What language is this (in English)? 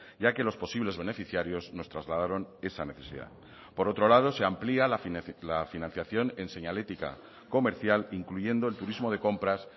Spanish